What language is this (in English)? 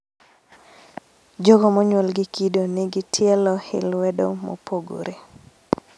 Luo (Kenya and Tanzania)